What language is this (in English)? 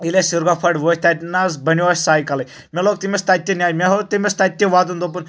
Kashmiri